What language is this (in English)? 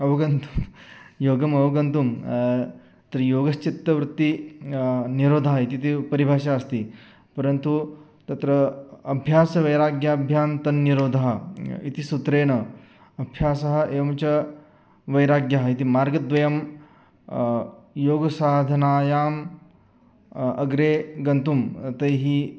Sanskrit